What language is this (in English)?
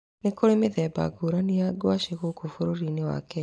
Kikuyu